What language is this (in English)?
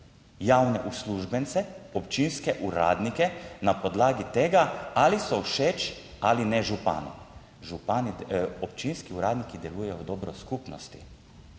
Slovenian